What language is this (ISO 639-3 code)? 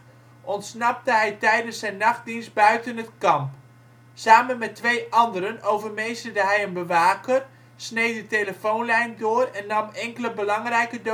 nld